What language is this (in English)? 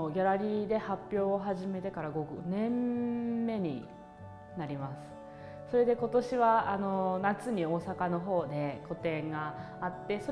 Japanese